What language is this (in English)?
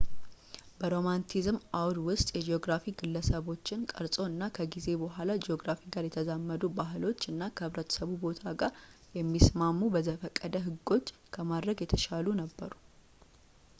Amharic